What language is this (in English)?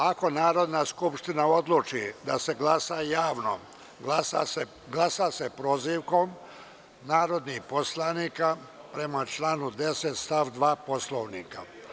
Serbian